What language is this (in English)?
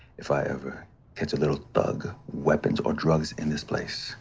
English